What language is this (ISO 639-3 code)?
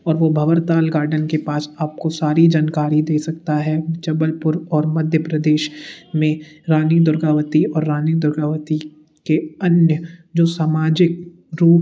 hin